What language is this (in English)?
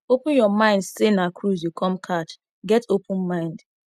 Nigerian Pidgin